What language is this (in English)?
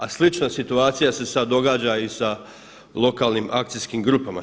Croatian